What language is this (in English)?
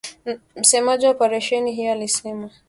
Swahili